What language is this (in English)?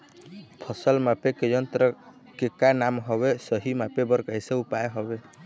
Chhattisgarhi